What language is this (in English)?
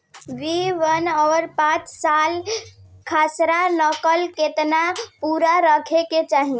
Bhojpuri